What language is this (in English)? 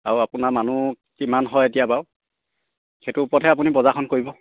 Assamese